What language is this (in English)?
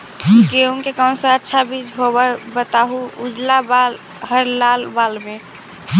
Magahi